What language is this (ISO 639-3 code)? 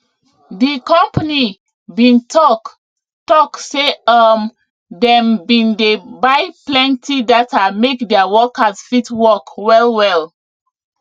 pcm